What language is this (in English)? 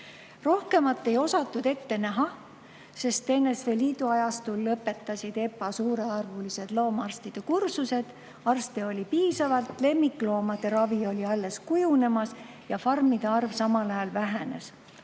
Estonian